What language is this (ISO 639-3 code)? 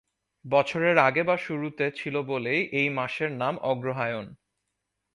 ben